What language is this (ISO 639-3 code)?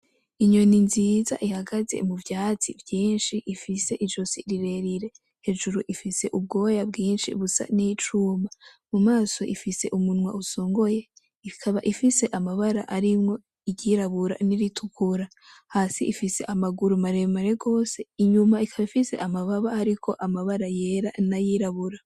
run